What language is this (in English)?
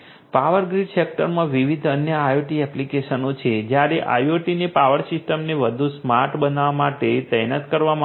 Gujarati